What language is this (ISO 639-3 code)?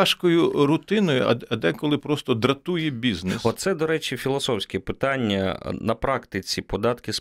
ukr